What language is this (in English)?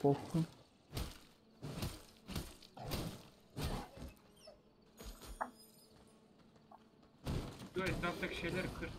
Turkish